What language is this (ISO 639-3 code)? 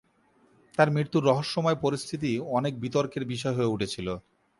ben